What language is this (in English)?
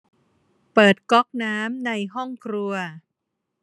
Thai